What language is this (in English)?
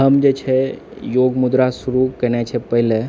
Maithili